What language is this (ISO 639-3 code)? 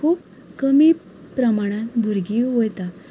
kok